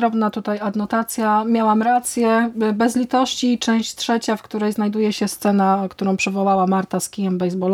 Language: Polish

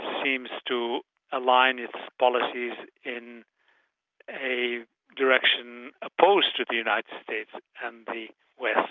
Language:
English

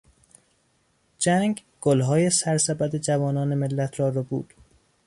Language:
Persian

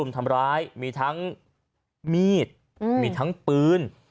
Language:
Thai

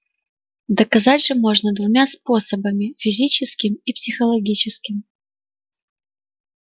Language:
Russian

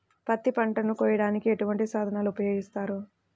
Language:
Telugu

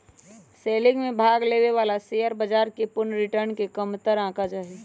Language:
Magahi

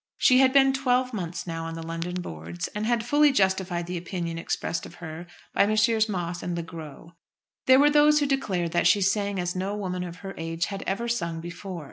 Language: English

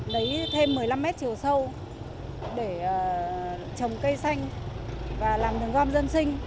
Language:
Vietnamese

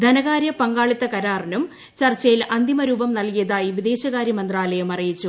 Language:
Malayalam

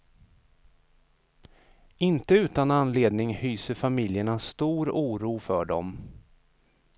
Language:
Swedish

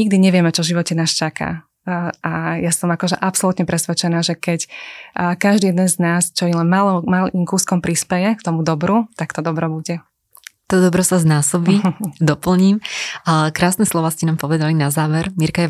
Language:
Slovak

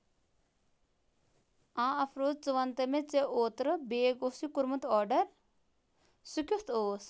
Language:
Kashmiri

